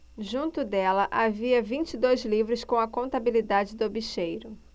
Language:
Portuguese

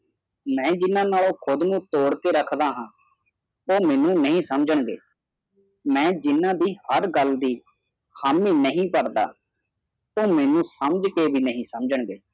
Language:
Punjabi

